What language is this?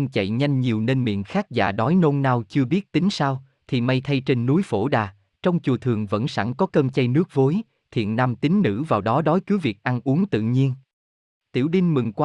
Vietnamese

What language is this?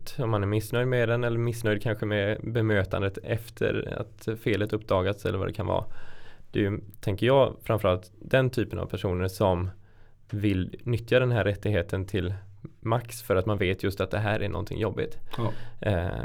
Swedish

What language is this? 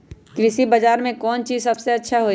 Magahi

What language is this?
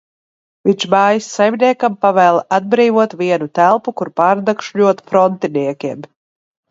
Latvian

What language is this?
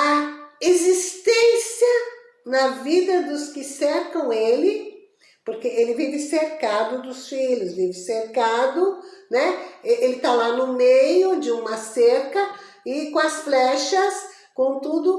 Portuguese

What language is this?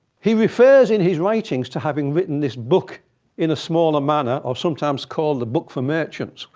English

